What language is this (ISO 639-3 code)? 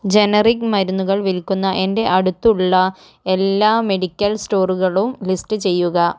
mal